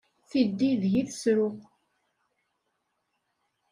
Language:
Kabyle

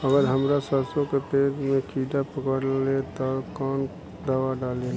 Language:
Bhojpuri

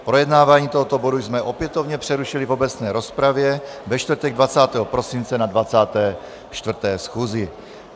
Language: Czech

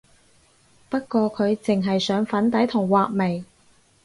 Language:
Cantonese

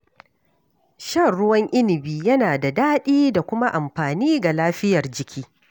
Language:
Hausa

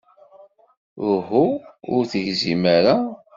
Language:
Kabyle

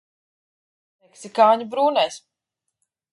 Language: Latvian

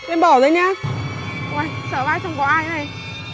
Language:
Vietnamese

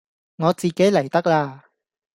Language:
Cantonese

